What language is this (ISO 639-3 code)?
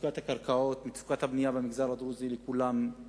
heb